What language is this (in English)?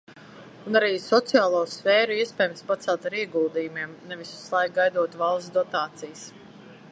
Latvian